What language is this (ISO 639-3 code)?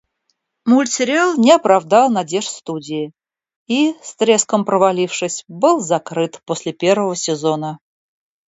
rus